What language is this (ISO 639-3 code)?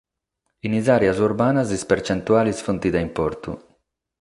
srd